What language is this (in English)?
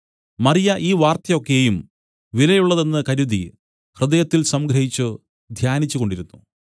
Malayalam